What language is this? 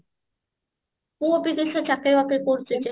Odia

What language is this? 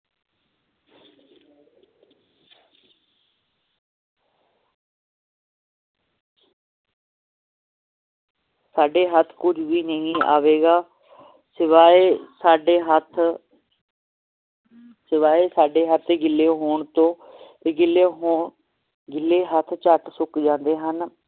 Punjabi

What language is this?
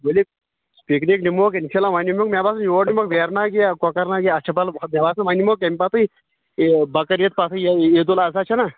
Kashmiri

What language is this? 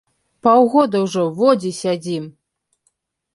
Belarusian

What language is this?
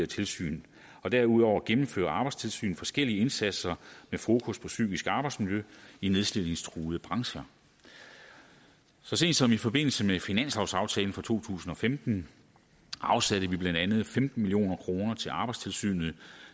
Danish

